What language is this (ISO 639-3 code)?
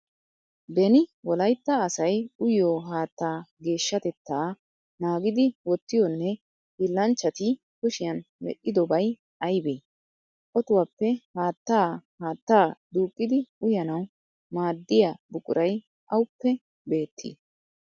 wal